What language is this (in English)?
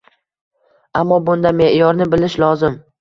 Uzbek